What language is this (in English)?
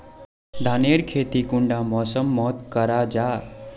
Magahi